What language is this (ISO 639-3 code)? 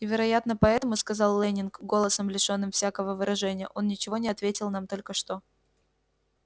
rus